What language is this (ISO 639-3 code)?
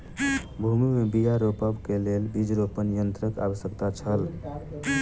mai